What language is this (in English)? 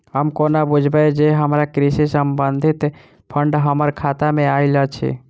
Maithili